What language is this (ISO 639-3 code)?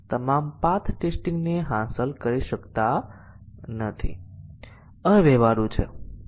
guj